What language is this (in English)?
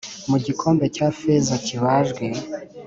Kinyarwanda